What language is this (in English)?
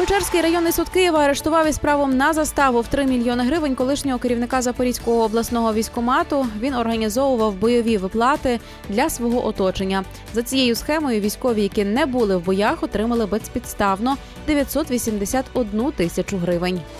Ukrainian